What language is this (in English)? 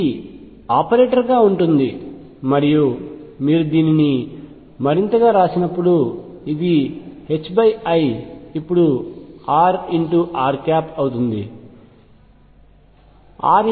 Telugu